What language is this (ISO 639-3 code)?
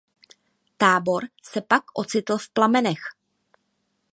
ces